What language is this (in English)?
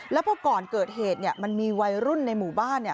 Thai